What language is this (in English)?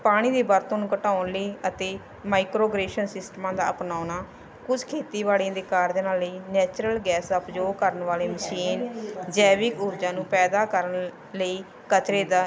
Punjabi